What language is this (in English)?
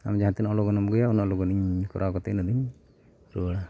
Santali